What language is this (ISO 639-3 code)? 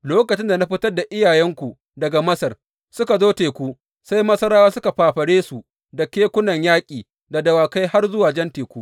hau